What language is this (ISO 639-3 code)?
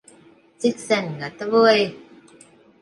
lav